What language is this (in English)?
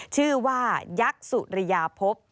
Thai